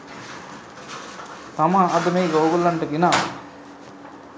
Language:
Sinhala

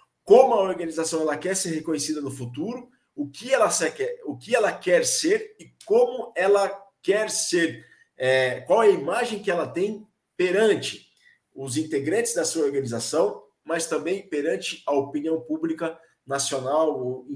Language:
Portuguese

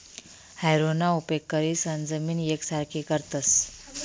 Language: Marathi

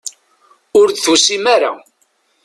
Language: Kabyle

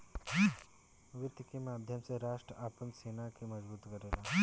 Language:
Bhojpuri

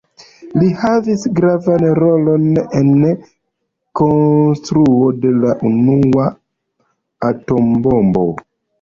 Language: Esperanto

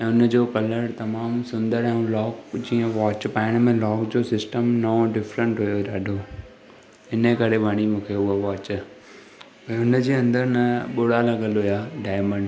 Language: Sindhi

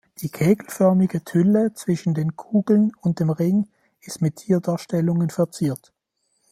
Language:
German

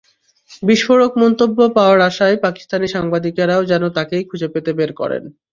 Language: Bangla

